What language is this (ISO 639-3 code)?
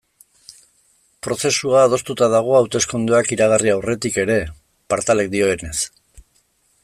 eus